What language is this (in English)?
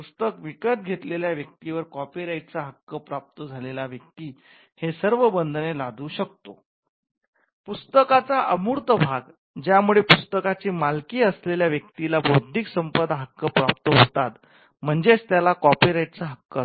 Marathi